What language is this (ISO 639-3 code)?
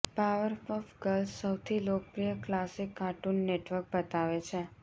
guj